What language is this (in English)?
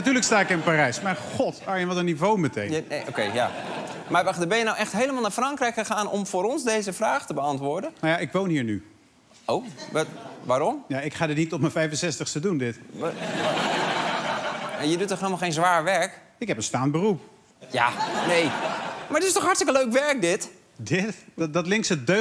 Dutch